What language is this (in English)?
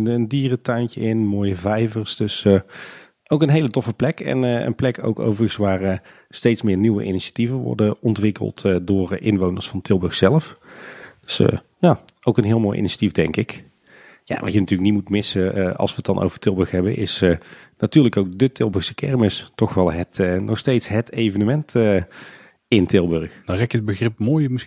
Dutch